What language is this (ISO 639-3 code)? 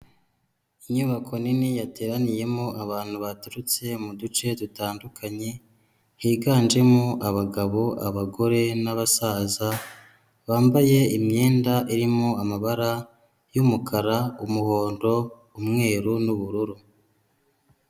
kin